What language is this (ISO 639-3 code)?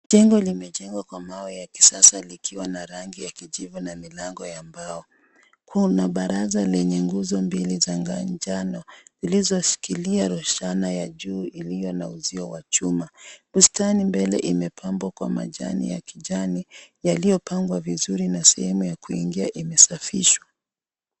swa